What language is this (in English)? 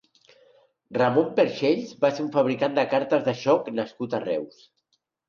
Catalan